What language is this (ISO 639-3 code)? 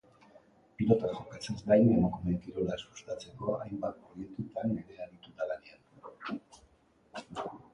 eus